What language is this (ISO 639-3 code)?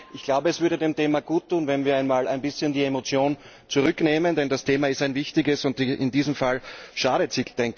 deu